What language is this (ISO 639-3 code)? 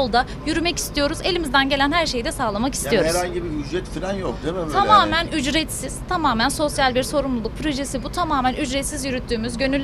tur